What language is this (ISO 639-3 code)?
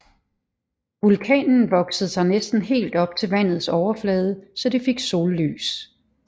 dan